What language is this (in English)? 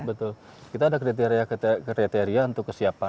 Indonesian